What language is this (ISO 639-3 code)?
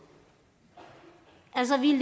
dan